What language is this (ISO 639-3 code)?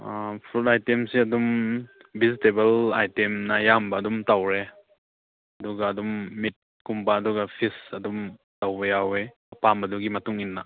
mni